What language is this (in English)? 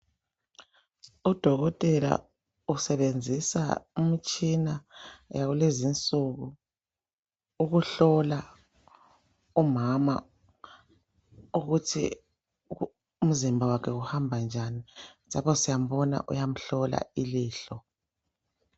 North Ndebele